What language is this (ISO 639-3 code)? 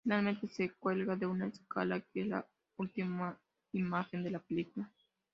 spa